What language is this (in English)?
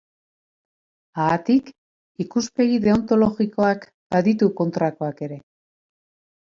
Basque